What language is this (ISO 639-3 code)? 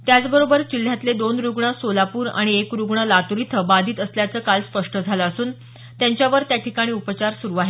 mar